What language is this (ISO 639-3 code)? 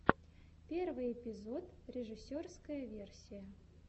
rus